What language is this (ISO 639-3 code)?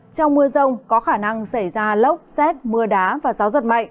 vie